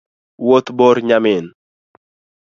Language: Luo (Kenya and Tanzania)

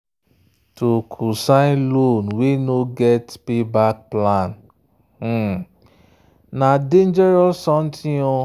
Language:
Nigerian Pidgin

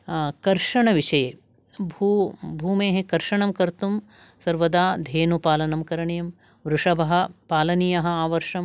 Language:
Sanskrit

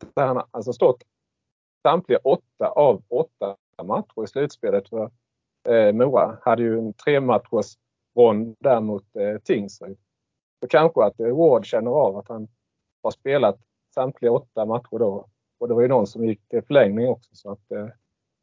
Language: Swedish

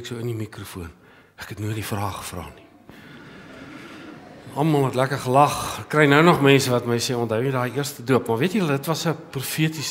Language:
Dutch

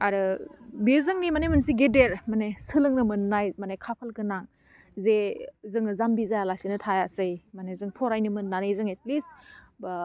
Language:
Bodo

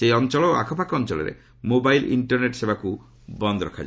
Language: Odia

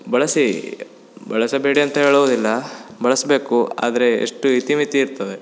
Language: Kannada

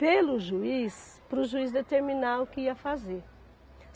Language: Portuguese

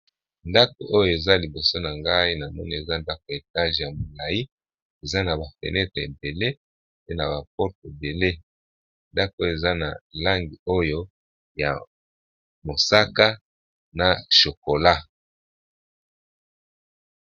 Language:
Lingala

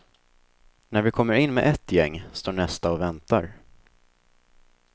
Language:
Swedish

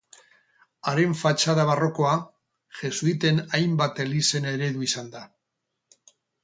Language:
Basque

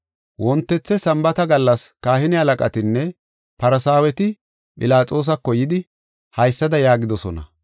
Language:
Gofa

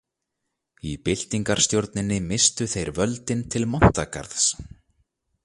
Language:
Icelandic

